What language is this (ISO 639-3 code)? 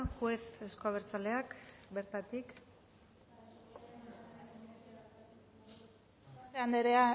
eus